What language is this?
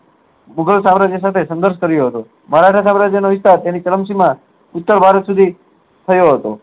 Gujarati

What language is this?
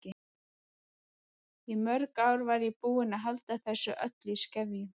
Icelandic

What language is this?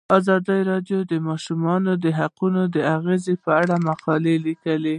Pashto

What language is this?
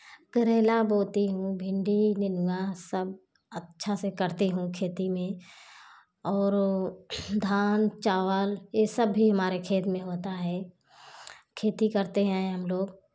Hindi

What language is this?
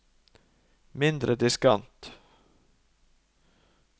Norwegian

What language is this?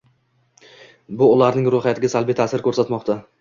Uzbek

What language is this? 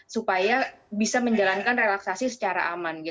Indonesian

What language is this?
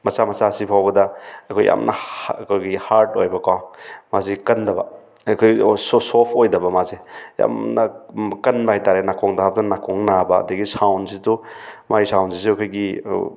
Manipuri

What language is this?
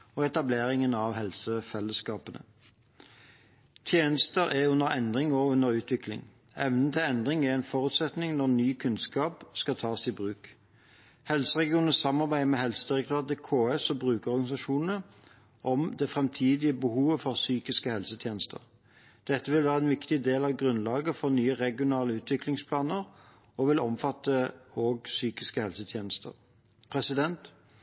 Norwegian Bokmål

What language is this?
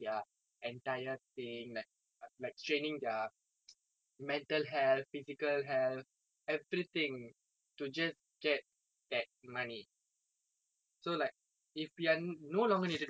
English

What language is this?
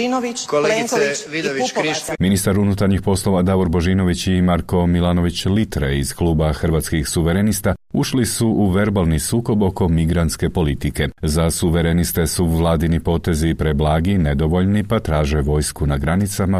Croatian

